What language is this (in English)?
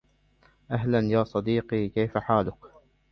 Arabic